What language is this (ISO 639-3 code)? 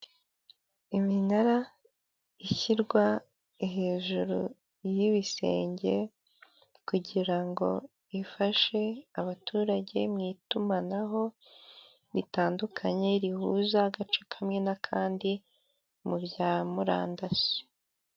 kin